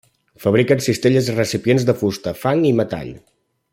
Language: Catalan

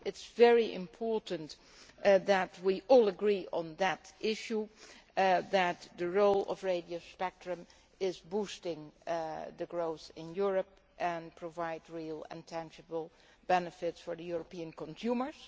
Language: English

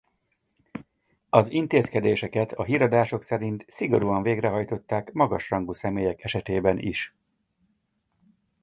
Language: Hungarian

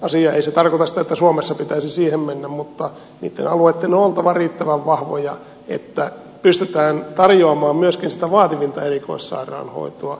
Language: Finnish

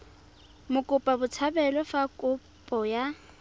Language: Tswana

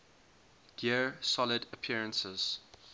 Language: English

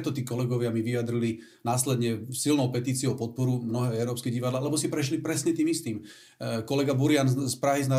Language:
Slovak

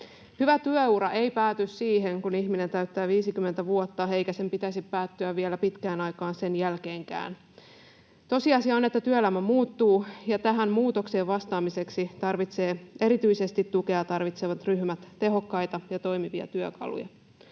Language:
Finnish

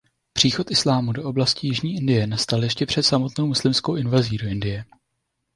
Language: Czech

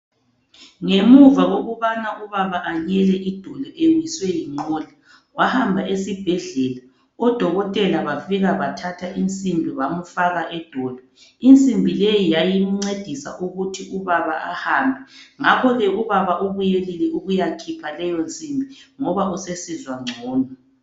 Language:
North Ndebele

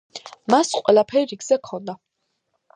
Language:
Georgian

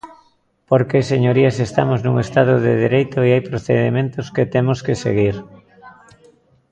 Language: Galician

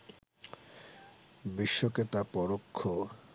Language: Bangla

